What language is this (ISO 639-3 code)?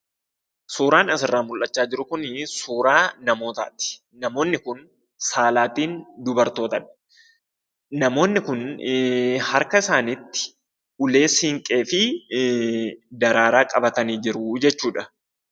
orm